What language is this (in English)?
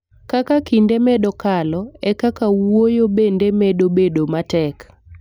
Luo (Kenya and Tanzania)